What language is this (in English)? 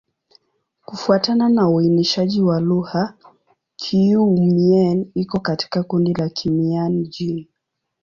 Swahili